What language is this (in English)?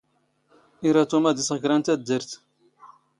Standard Moroccan Tamazight